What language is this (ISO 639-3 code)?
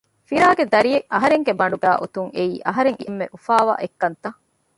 div